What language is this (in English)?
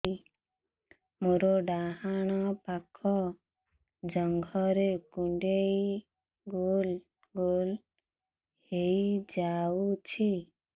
Odia